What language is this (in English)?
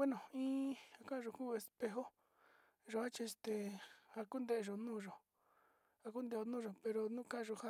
Sinicahua Mixtec